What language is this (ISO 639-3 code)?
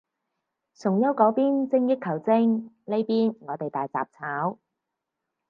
yue